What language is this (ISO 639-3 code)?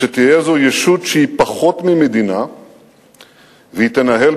heb